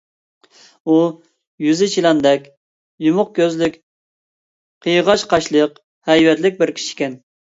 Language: Uyghur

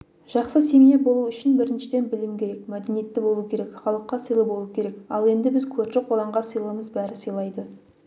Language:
Kazakh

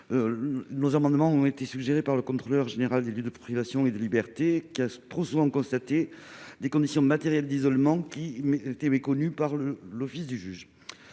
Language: French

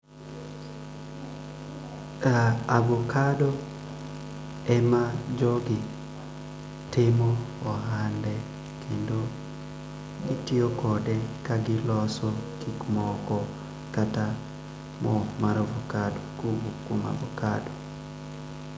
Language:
Luo (Kenya and Tanzania)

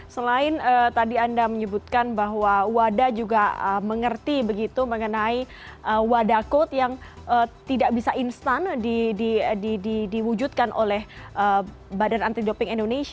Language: Indonesian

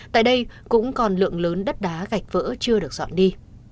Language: Vietnamese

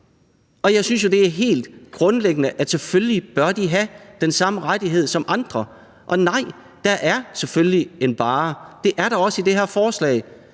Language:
Danish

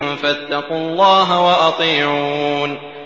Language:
Arabic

